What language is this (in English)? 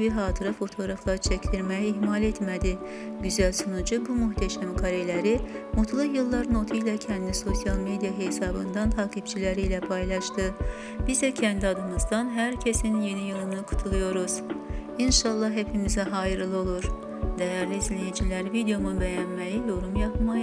Turkish